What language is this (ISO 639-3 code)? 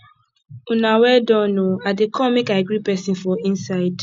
pcm